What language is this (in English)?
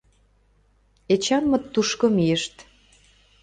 Mari